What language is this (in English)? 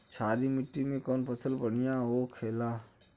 Bhojpuri